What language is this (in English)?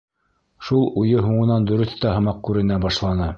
Bashkir